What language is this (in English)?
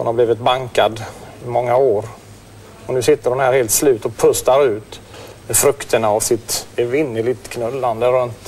Swedish